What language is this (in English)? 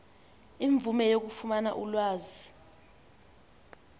Xhosa